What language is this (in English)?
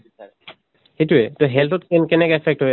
Assamese